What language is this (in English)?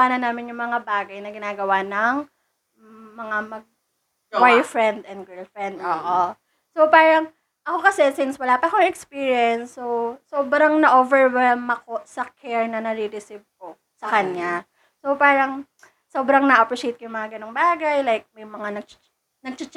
Filipino